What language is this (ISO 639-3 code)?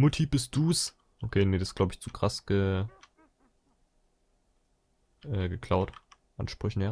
deu